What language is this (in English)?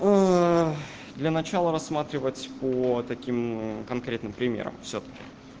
Russian